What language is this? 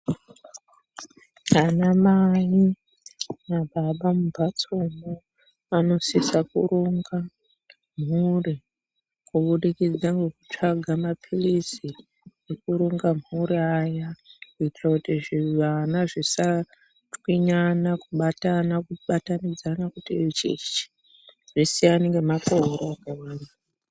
Ndau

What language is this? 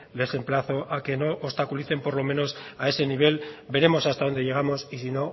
Spanish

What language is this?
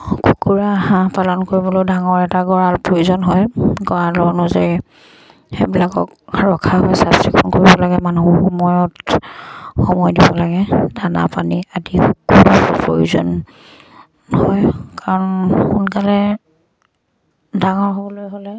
Assamese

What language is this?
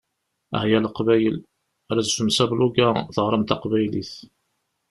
Kabyle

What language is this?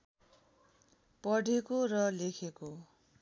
Nepali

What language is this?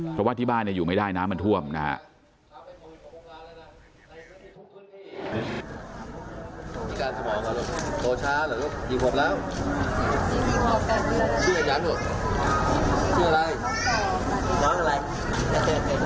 Thai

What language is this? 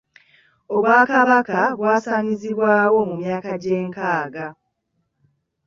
Ganda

